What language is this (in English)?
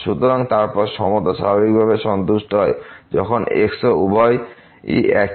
Bangla